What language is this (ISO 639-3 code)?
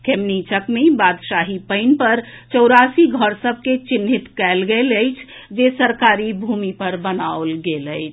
mai